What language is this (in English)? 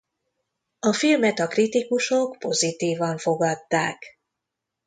Hungarian